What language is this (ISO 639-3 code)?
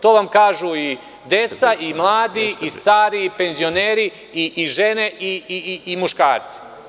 srp